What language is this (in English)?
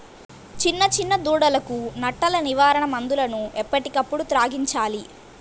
Telugu